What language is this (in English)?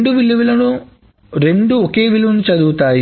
Telugu